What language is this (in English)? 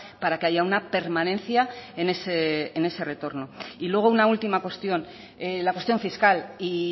Spanish